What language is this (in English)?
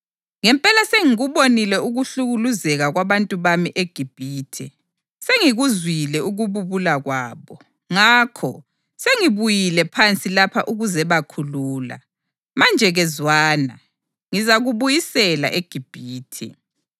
North Ndebele